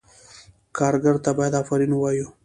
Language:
Pashto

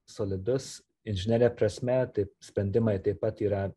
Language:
Lithuanian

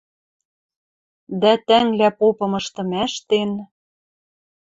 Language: Western Mari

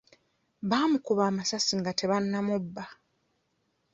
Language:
Ganda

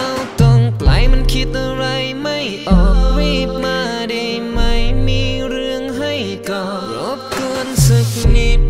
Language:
Thai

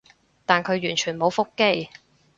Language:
Cantonese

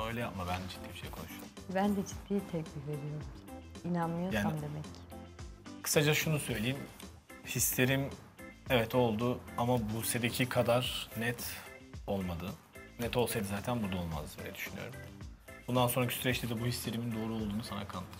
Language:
Turkish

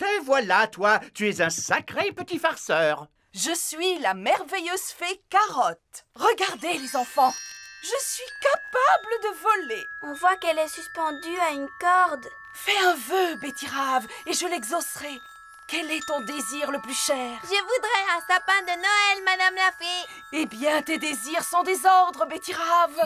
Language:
French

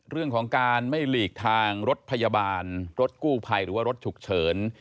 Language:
Thai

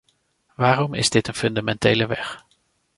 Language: Dutch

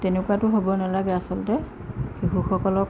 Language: Assamese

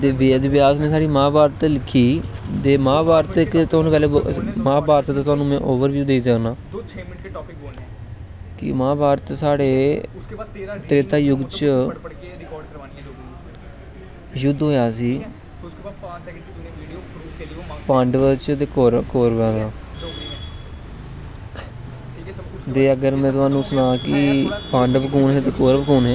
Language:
Dogri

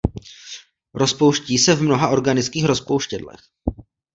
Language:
Czech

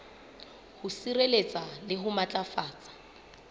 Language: Southern Sotho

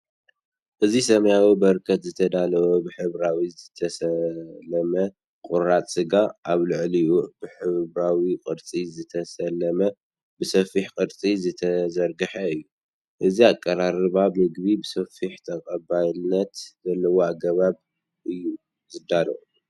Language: Tigrinya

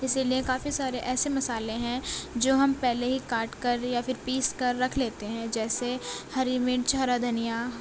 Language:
Urdu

